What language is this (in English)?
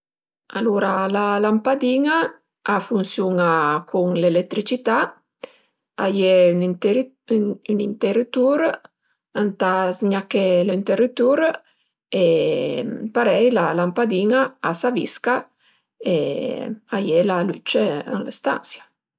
Piedmontese